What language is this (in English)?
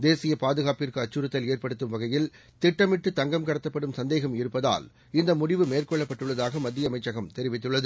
Tamil